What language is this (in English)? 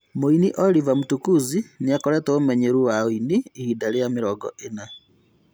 Kikuyu